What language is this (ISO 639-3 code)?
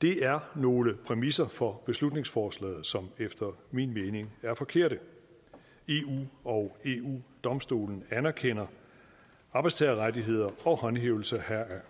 dan